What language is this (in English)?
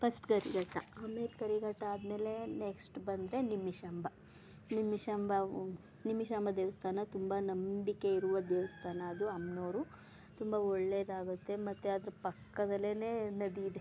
Kannada